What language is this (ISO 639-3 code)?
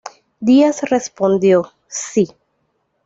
spa